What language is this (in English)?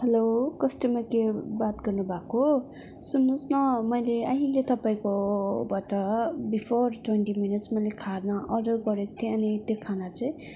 Nepali